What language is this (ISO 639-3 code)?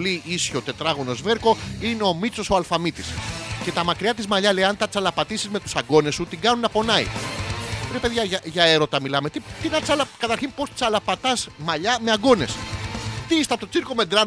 ell